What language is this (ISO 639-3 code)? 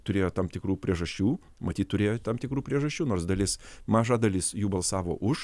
lit